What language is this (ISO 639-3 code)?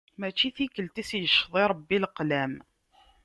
kab